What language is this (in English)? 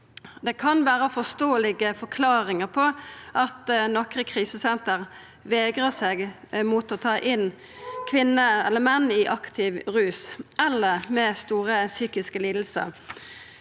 Norwegian